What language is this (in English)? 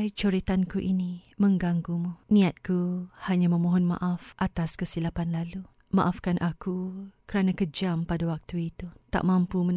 Malay